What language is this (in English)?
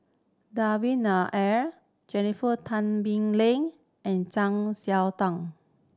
English